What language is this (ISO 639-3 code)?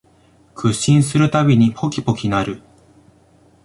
jpn